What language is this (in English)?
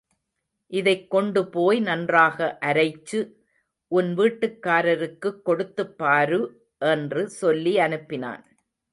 Tamil